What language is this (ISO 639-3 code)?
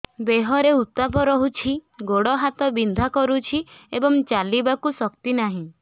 ori